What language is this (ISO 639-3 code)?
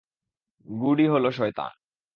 ben